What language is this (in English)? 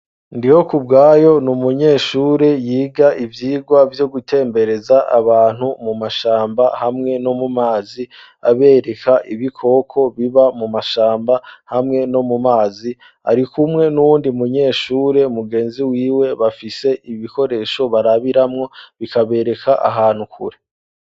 Rundi